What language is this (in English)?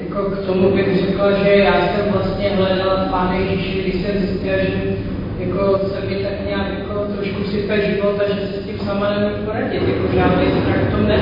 Czech